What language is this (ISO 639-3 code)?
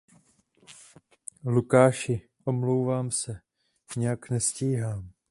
ces